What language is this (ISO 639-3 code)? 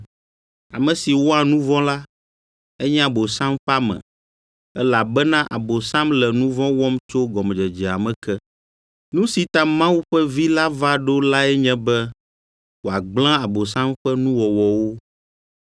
ewe